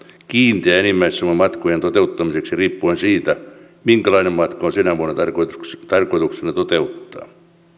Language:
Finnish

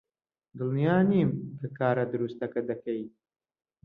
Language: Central Kurdish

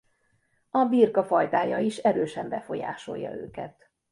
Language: Hungarian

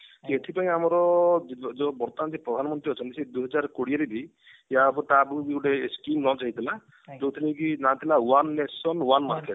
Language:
Odia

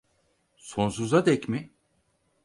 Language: Turkish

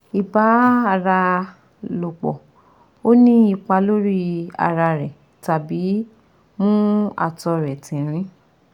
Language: Yoruba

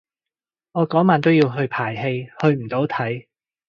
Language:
Cantonese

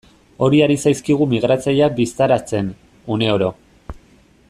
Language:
Basque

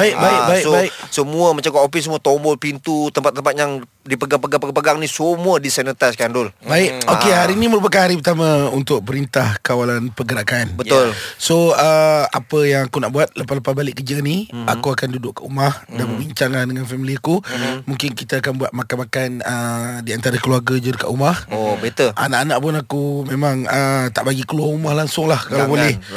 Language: Malay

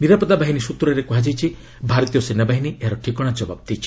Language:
Odia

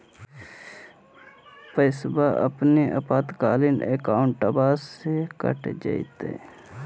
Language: Magahi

